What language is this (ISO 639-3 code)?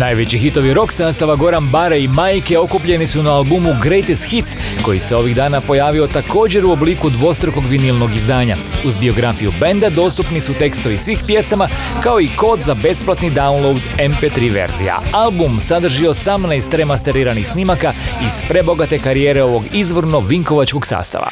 hrv